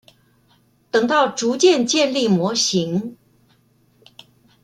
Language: Chinese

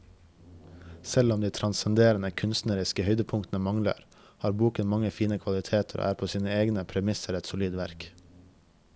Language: Norwegian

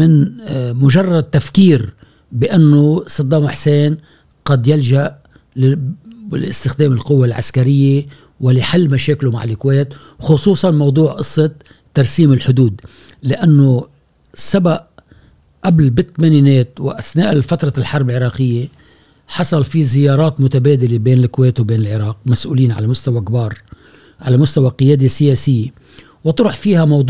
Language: Arabic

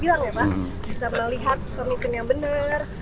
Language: Indonesian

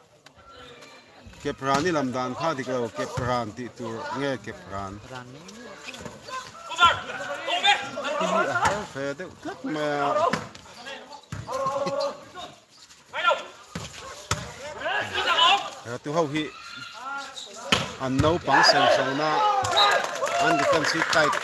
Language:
Arabic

